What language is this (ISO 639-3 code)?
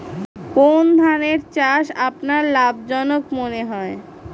ben